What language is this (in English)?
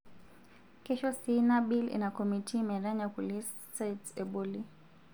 Masai